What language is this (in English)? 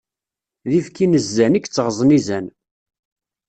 Kabyle